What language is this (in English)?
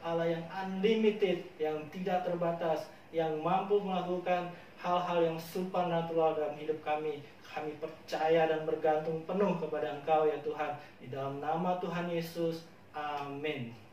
Indonesian